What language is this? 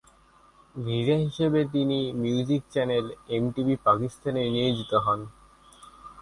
Bangla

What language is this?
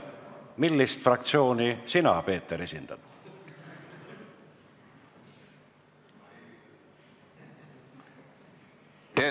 Estonian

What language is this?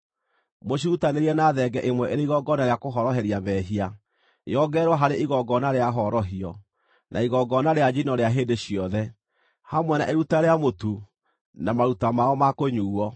Kikuyu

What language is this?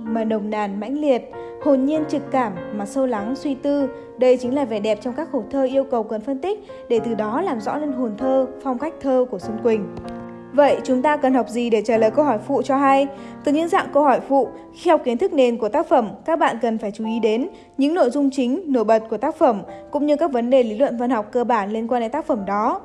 Vietnamese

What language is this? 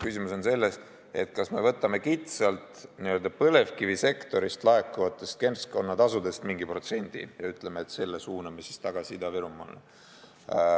Estonian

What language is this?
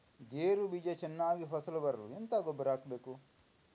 Kannada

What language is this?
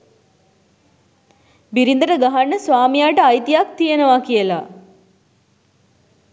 Sinhala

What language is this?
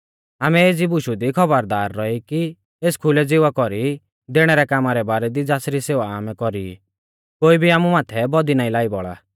Mahasu Pahari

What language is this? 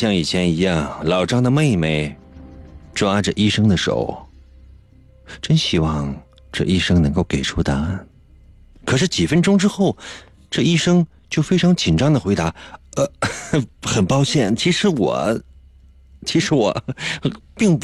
Chinese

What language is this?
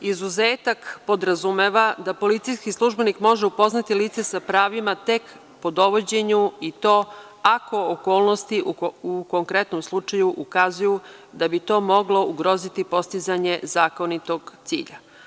Serbian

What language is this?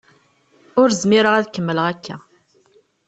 Kabyle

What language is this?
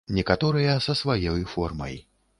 Belarusian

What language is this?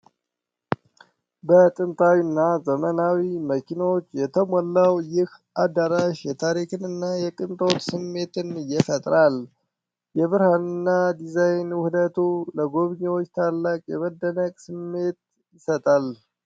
Amharic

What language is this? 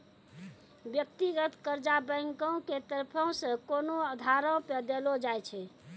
Maithili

